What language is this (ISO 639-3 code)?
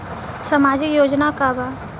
bho